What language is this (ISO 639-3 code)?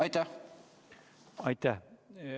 est